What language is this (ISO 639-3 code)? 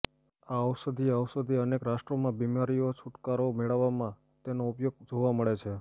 guj